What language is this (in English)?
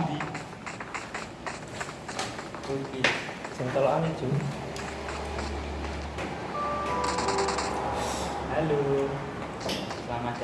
Indonesian